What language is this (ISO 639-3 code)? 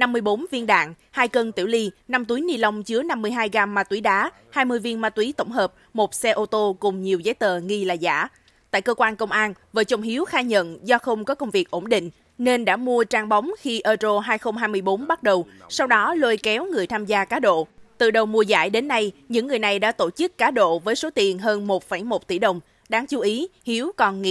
vie